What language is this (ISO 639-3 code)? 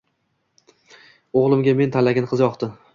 uzb